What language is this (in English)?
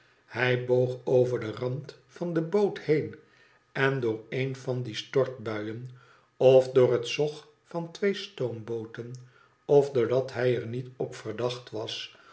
Dutch